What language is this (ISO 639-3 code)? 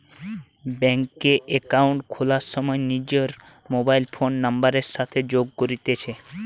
ben